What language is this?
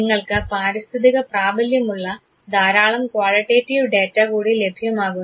Malayalam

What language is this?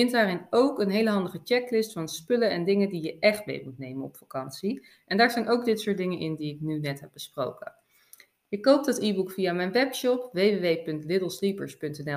Dutch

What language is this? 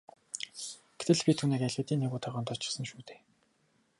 Mongolian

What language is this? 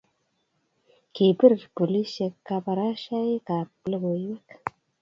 Kalenjin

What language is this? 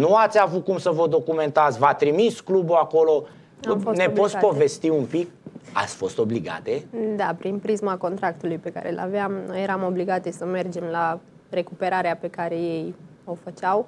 Romanian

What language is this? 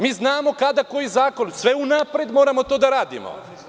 Serbian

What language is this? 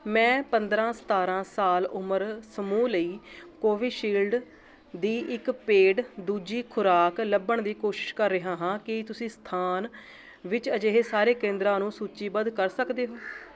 Punjabi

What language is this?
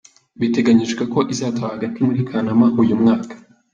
Kinyarwanda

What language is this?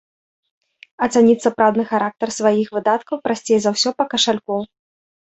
Belarusian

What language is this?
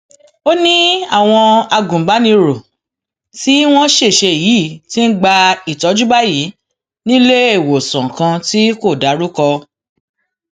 Yoruba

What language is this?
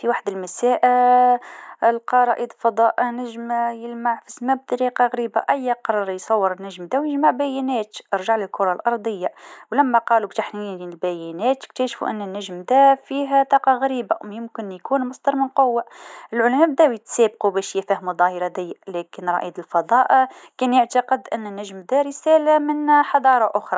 Tunisian Arabic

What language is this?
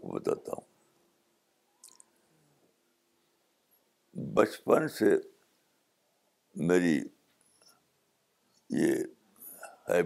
Urdu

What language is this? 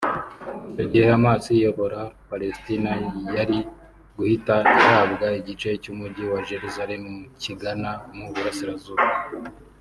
Kinyarwanda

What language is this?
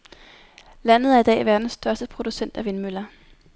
Danish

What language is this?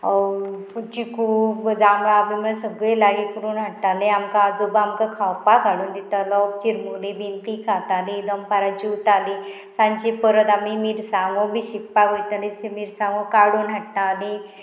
Konkani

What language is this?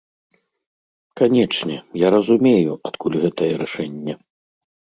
Belarusian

